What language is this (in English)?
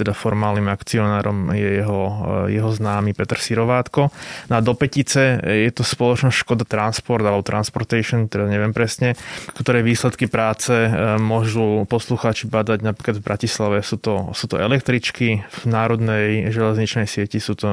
Slovak